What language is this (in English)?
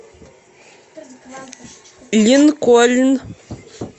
Russian